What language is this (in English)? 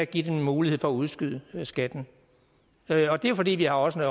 Danish